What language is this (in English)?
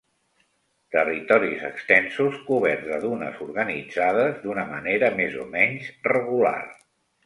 Catalan